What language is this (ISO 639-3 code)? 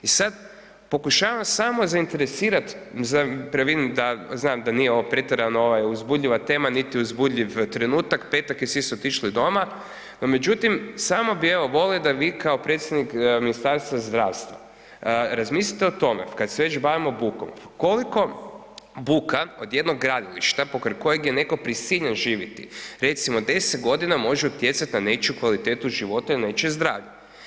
hrv